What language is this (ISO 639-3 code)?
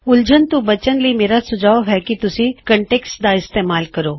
pan